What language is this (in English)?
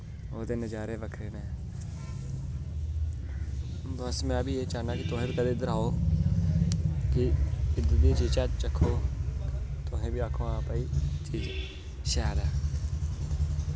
Dogri